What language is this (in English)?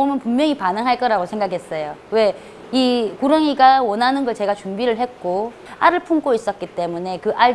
Korean